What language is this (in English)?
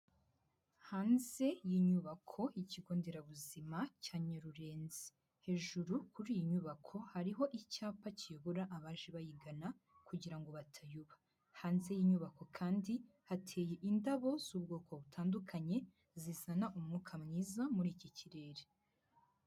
Kinyarwanda